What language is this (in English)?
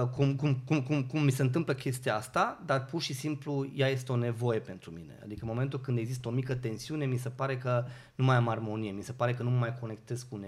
Romanian